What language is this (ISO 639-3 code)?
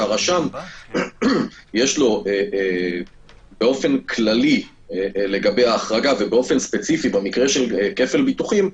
heb